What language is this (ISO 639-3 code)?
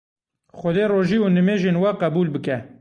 kur